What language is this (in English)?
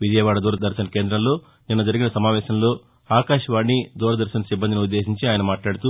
Telugu